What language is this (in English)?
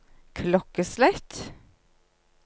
Norwegian